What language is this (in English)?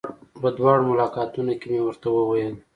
Pashto